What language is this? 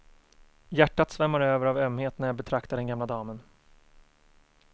Swedish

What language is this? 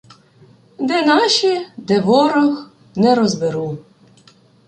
Ukrainian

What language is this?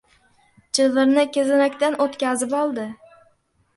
Uzbek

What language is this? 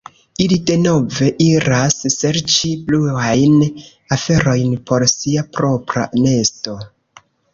Esperanto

